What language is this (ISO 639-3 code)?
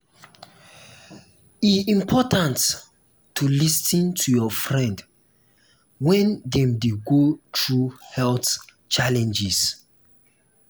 pcm